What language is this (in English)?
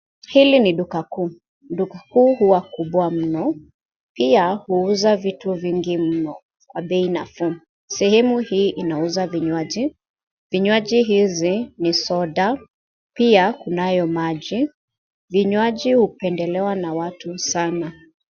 Swahili